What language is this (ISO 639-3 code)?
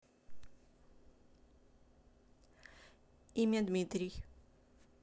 rus